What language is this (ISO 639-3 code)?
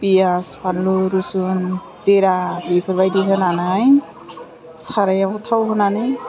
brx